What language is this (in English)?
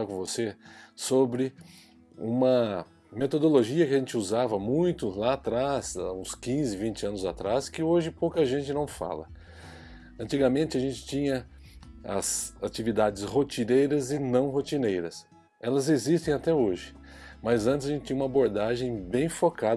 Portuguese